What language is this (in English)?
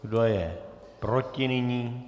Czech